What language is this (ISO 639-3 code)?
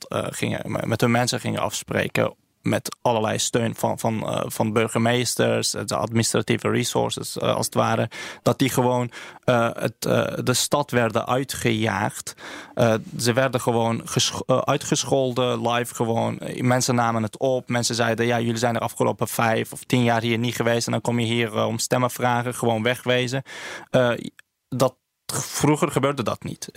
nld